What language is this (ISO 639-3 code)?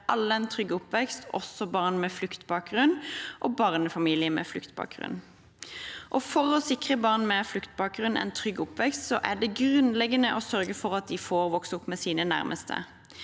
nor